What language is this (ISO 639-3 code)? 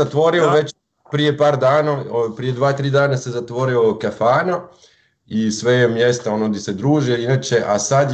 hrv